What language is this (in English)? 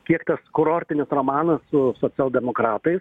Lithuanian